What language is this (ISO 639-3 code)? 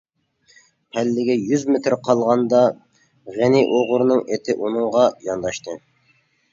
uig